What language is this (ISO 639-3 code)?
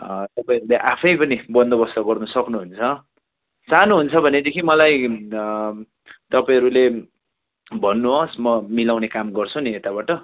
nep